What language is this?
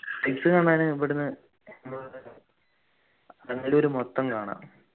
Malayalam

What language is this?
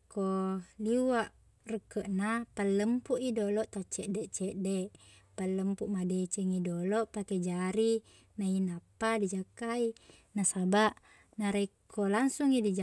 Buginese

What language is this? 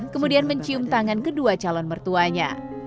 Indonesian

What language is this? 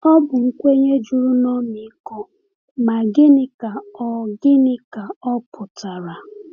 Igbo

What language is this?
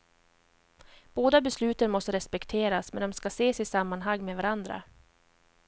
Swedish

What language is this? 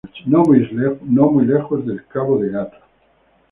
Spanish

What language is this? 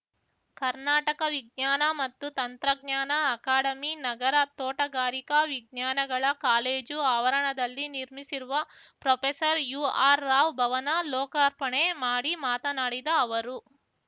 Kannada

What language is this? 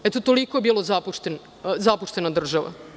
Serbian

